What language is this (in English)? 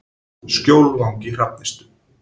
Icelandic